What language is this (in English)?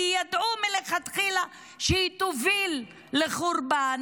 Hebrew